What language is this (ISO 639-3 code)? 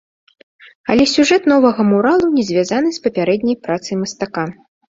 bel